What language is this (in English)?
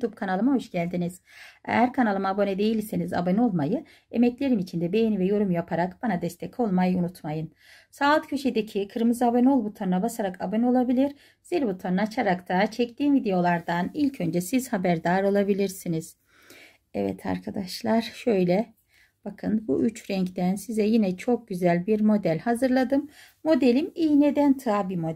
Turkish